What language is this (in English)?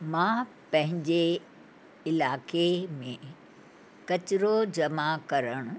Sindhi